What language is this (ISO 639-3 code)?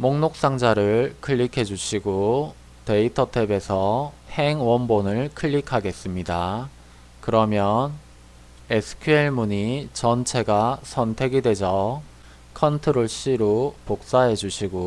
kor